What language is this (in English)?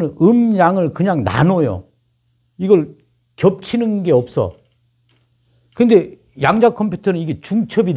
Korean